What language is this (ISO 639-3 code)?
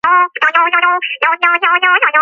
kat